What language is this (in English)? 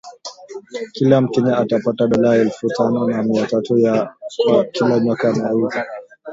Swahili